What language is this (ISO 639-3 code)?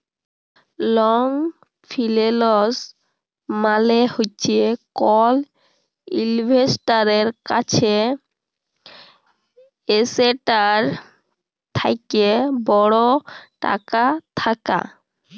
ben